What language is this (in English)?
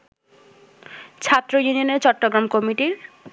Bangla